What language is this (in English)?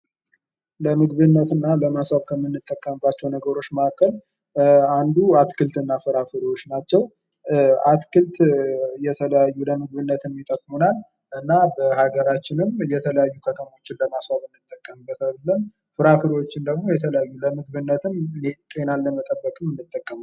Amharic